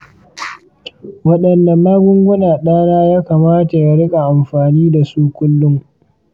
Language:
Hausa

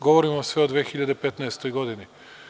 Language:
Serbian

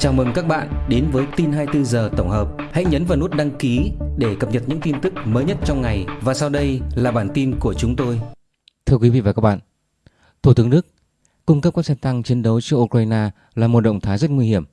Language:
Vietnamese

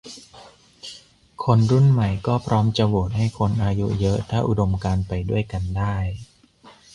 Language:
Thai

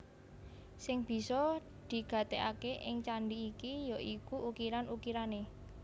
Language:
Javanese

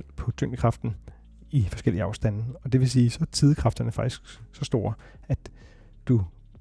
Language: Danish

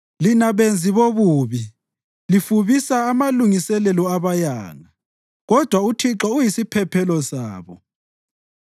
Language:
North Ndebele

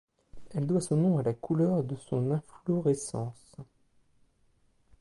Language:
French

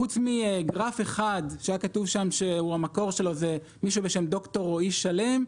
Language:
Hebrew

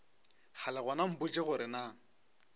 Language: Northern Sotho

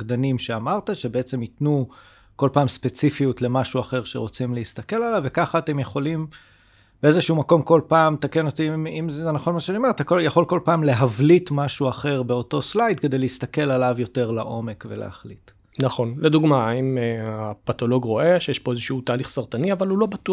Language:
Hebrew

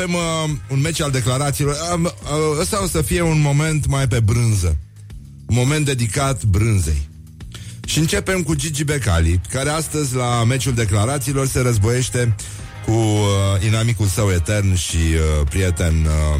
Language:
Romanian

